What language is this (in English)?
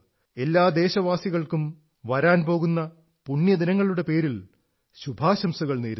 Malayalam